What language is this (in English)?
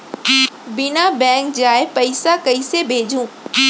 Chhattisgarhi